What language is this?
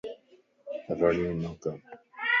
Lasi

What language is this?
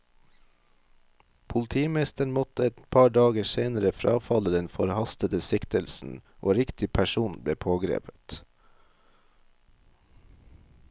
Norwegian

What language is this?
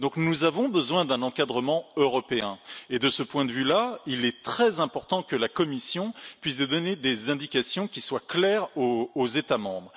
French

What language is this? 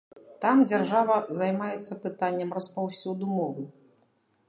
Belarusian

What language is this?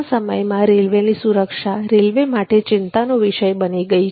Gujarati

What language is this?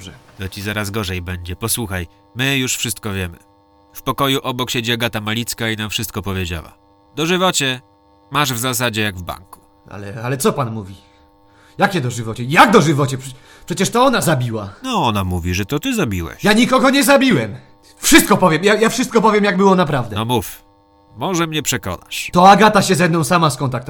Polish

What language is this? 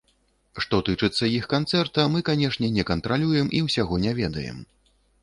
Belarusian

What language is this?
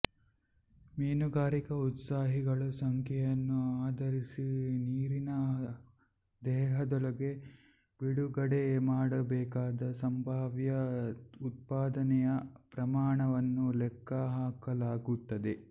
Kannada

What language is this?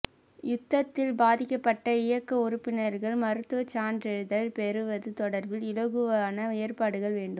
Tamil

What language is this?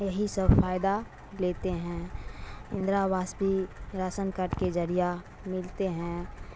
Urdu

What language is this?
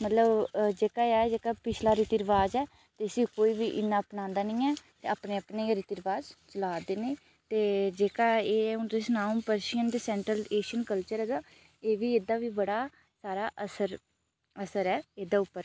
Dogri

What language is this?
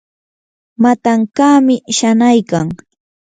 Yanahuanca Pasco Quechua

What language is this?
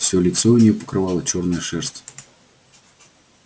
Russian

